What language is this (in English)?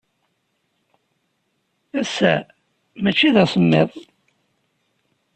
Kabyle